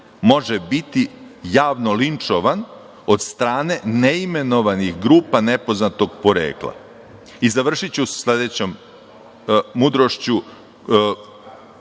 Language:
Serbian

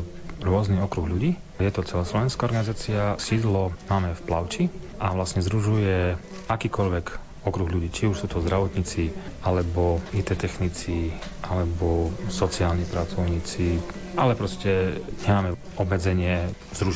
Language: Slovak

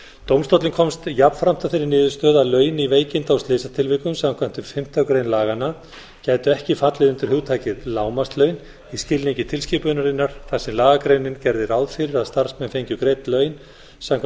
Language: Icelandic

